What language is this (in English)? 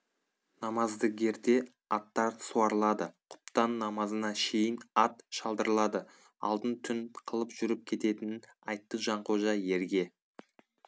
Kazakh